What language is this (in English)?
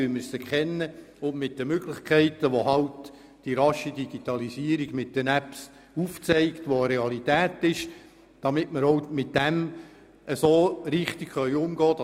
Swiss German